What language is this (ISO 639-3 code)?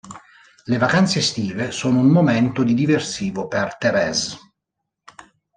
ita